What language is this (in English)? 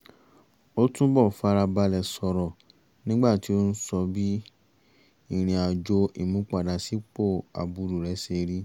Yoruba